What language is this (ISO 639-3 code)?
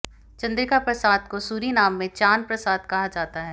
hin